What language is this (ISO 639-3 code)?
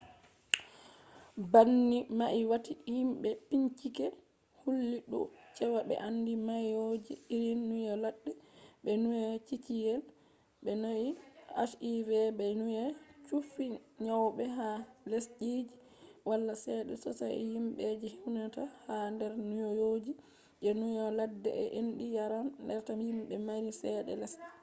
ful